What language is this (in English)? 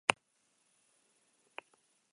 Basque